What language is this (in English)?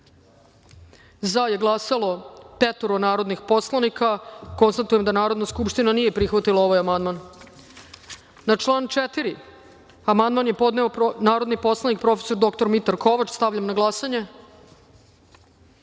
Serbian